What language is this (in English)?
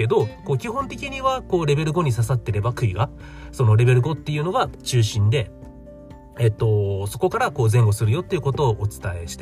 Japanese